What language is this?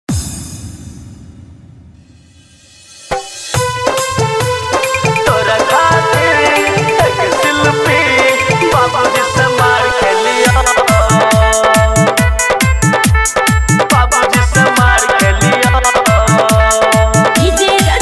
Arabic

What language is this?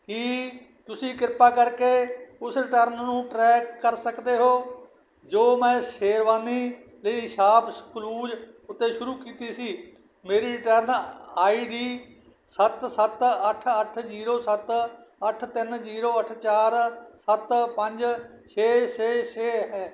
Punjabi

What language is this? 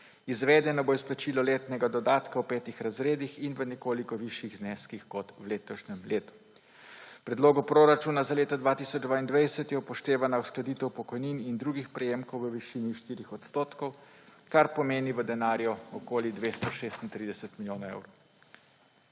Slovenian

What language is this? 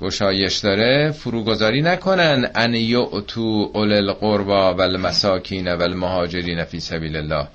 Persian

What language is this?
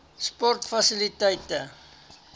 Afrikaans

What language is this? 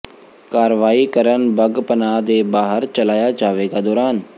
Punjabi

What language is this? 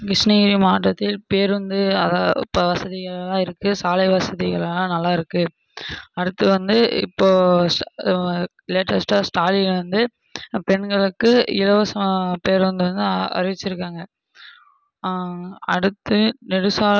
Tamil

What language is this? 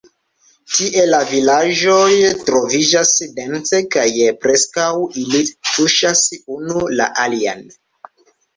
Esperanto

